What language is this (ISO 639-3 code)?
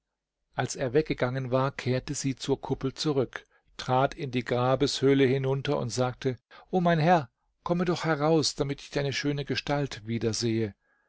deu